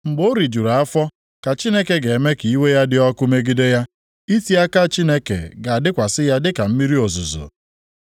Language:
Igbo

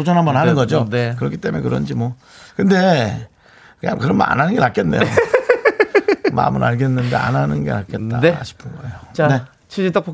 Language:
Korean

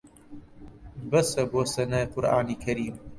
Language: Central Kurdish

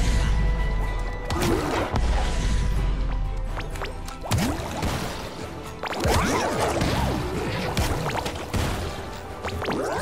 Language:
Polish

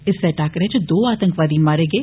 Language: Dogri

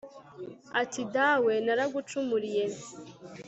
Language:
Kinyarwanda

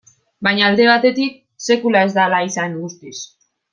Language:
Basque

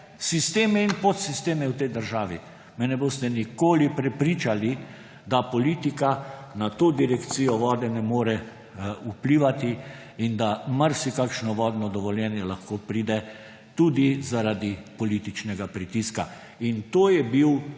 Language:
Slovenian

